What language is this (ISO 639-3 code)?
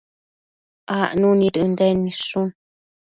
mcf